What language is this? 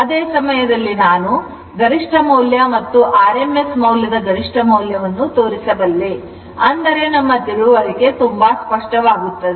Kannada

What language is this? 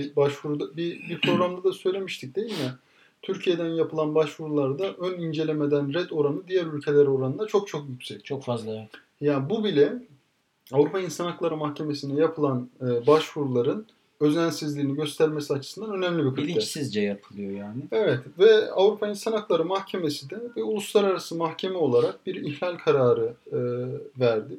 Turkish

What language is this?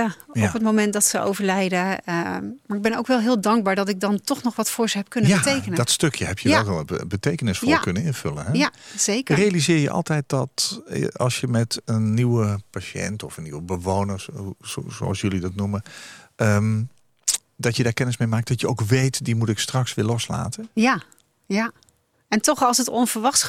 Dutch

